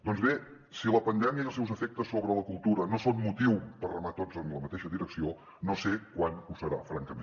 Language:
Catalan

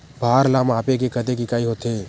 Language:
Chhattisgarhi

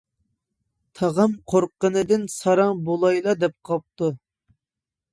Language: Uyghur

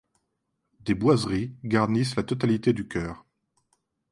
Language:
French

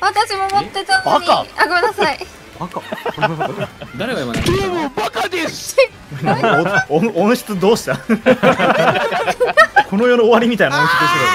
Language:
Japanese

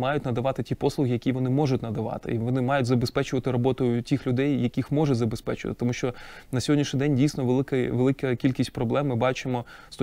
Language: Ukrainian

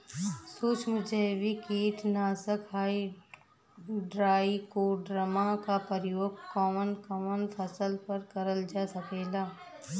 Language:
Bhojpuri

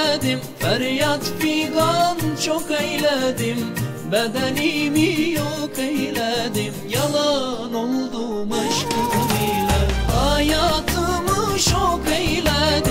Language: Turkish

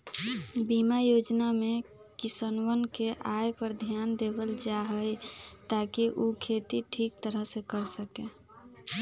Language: Magahi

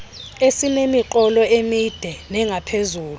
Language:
Xhosa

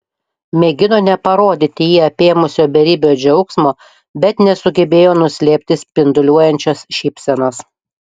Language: Lithuanian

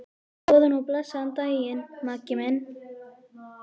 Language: Icelandic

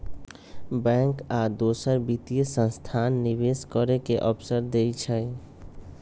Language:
Magahi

